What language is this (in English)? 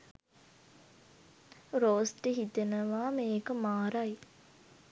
Sinhala